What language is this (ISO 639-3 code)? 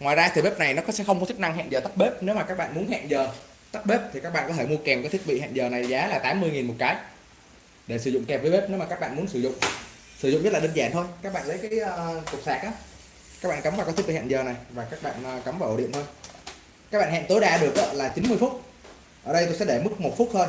vie